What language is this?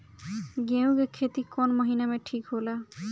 Bhojpuri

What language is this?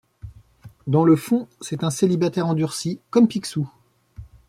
French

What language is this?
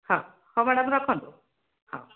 Odia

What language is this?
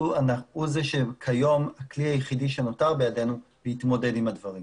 Hebrew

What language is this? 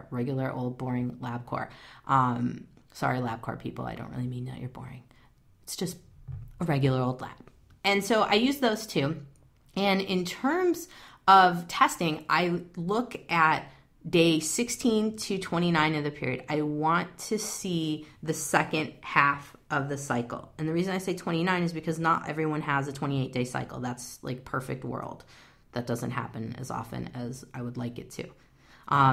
English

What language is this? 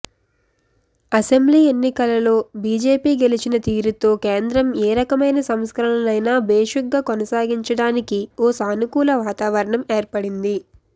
Telugu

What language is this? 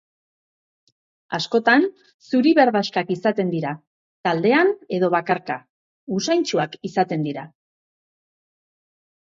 Basque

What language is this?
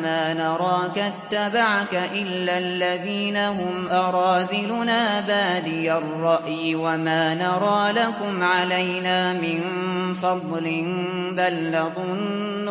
Arabic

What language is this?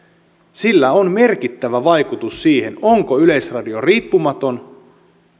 Finnish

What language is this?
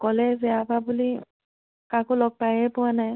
Assamese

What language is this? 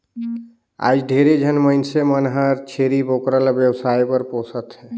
Chhattisgarhi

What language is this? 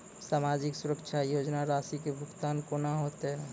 Maithili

